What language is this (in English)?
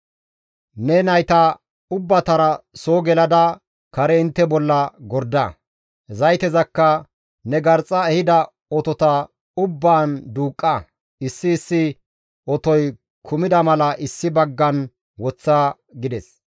Gamo